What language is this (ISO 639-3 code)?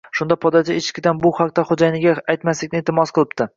uzb